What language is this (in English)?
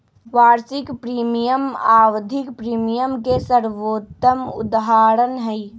Magahi